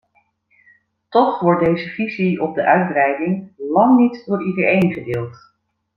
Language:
Dutch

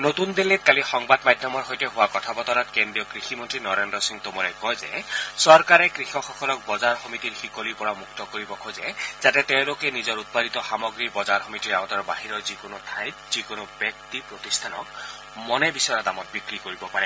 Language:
Assamese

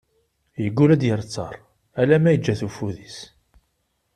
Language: Kabyle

